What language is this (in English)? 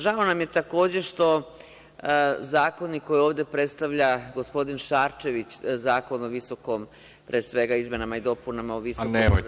Serbian